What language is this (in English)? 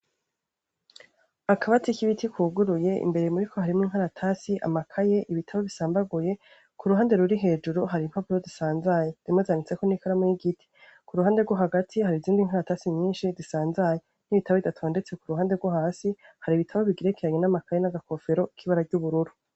Rundi